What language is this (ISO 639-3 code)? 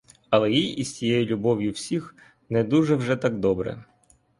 ukr